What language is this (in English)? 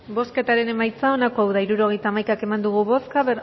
Basque